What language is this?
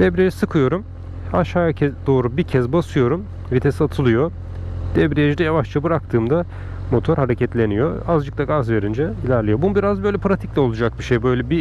Turkish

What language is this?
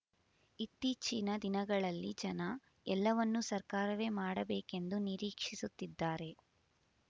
Kannada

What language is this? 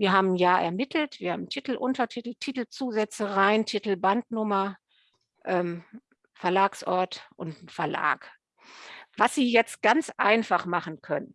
German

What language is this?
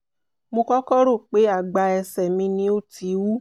Yoruba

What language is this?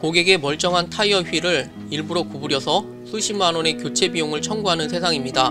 Korean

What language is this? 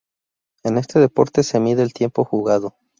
Spanish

